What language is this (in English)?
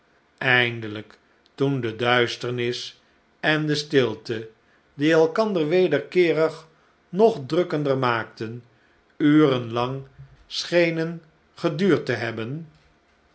Dutch